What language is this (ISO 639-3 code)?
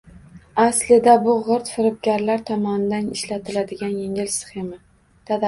uzb